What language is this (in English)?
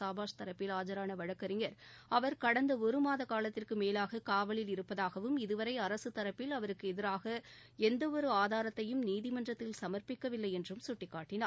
Tamil